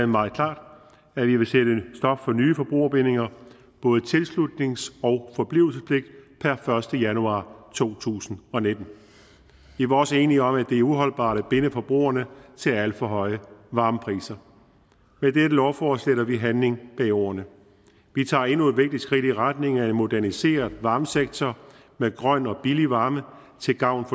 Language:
Danish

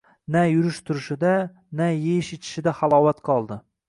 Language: Uzbek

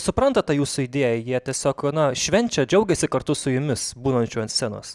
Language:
Lithuanian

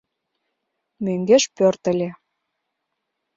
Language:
Mari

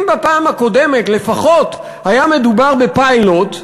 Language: Hebrew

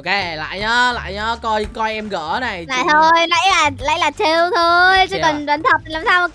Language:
Vietnamese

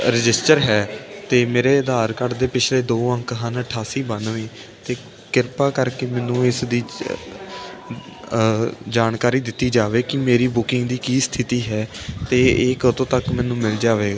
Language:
Punjabi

